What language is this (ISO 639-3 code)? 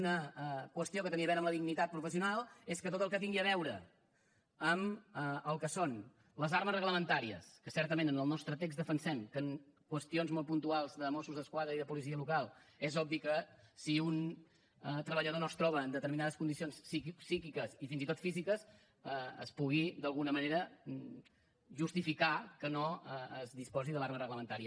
cat